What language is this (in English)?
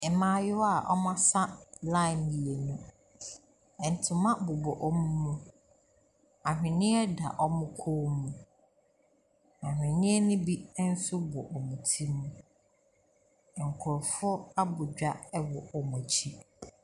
Akan